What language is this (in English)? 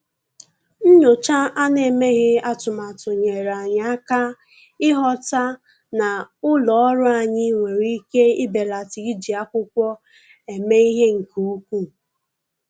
Igbo